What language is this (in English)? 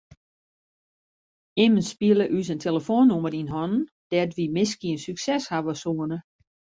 Western Frisian